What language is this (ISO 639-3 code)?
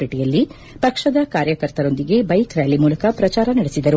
kan